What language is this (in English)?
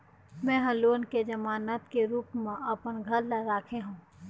Chhattisgarhi